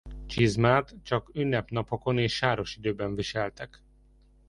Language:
Hungarian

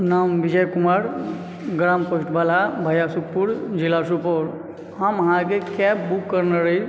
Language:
Maithili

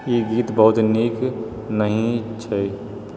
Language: Maithili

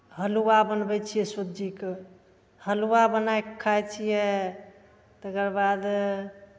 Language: Maithili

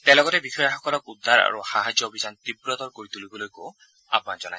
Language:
Assamese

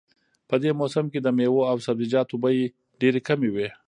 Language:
Pashto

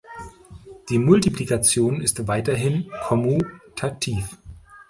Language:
German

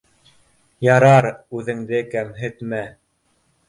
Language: Bashkir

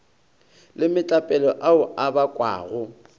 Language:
Northern Sotho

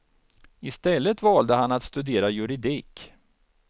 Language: Swedish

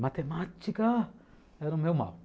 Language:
Portuguese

